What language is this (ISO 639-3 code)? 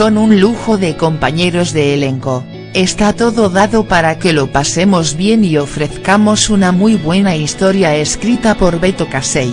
spa